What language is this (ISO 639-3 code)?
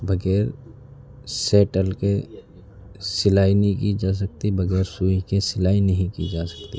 urd